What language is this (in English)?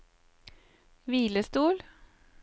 Norwegian